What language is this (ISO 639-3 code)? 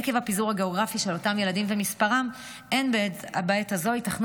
heb